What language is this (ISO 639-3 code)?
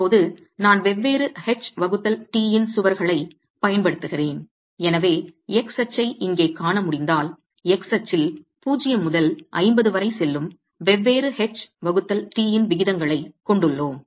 tam